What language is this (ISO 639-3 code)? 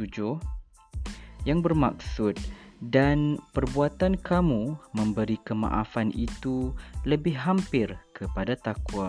msa